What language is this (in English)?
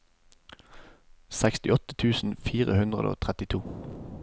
Norwegian